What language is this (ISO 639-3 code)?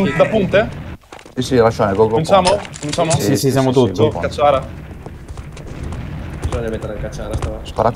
ita